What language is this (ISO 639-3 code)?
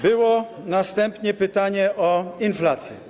pol